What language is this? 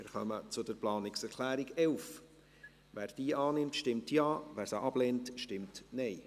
Swiss German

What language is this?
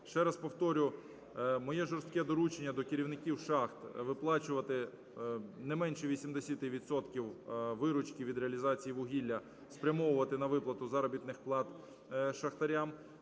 Ukrainian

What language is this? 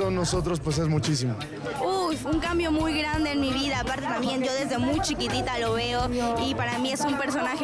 Spanish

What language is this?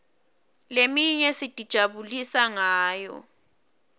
Swati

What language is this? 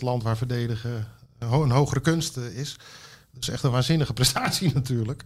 Dutch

